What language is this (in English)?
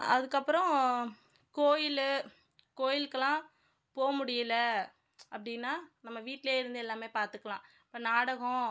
Tamil